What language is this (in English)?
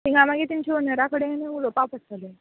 Konkani